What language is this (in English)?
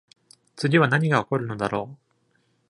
Japanese